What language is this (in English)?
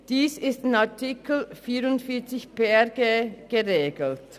Swiss German